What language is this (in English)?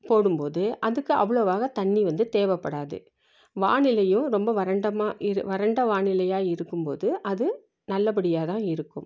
Tamil